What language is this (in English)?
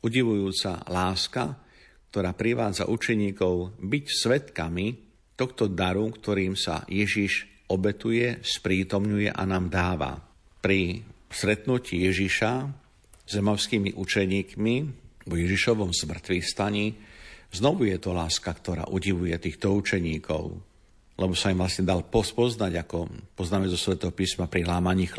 Slovak